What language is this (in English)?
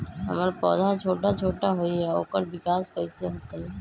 Magahi